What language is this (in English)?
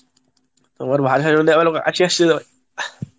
Bangla